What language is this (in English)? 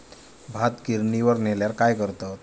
Marathi